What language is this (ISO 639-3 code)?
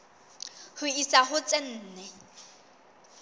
sot